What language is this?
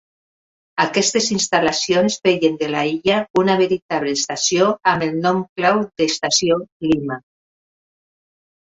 Catalan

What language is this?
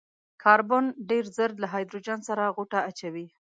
Pashto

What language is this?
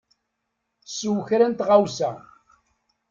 Kabyle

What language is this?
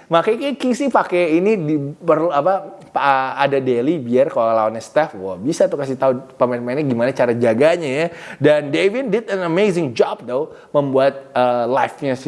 Indonesian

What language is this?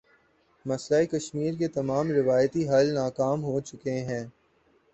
Urdu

